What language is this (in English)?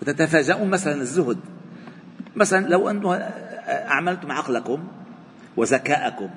Arabic